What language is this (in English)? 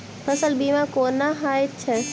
Maithili